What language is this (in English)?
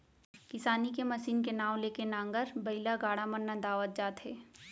Chhattisgarhi